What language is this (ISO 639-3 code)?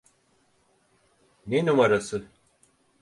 tur